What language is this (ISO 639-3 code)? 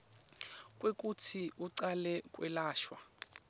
ssw